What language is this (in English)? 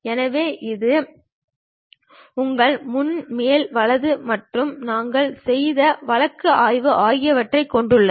Tamil